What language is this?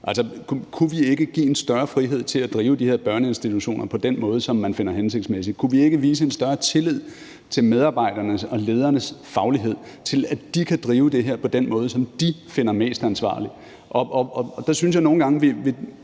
Danish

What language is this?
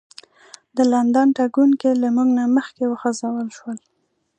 Pashto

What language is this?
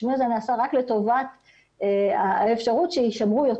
Hebrew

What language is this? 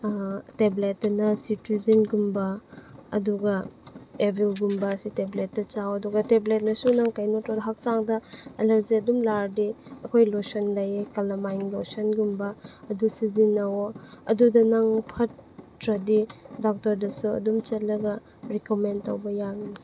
Manipuri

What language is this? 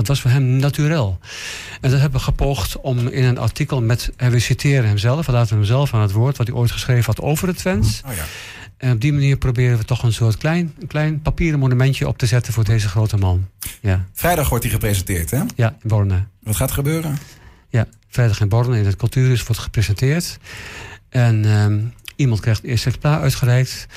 Dutch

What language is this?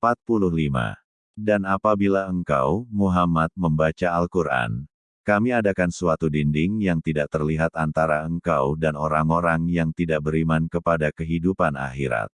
Indonesian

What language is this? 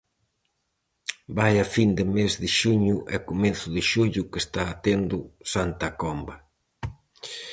Galician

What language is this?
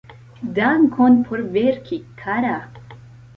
Esperanto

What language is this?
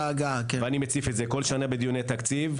Hebrew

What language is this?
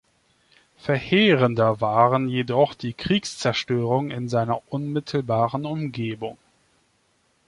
German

